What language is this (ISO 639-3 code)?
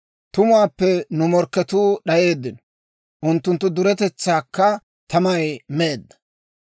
dwr